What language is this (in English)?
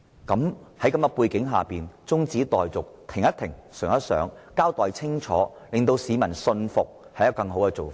Cantonese